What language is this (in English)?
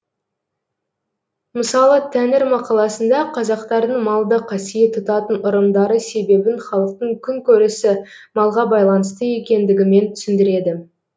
Kazakh